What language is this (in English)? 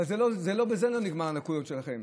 Hebrew